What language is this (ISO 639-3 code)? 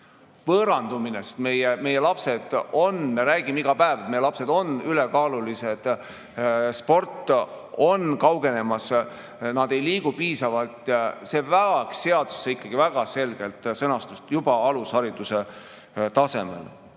est